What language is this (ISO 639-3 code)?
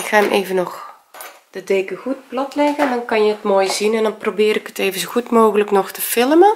nld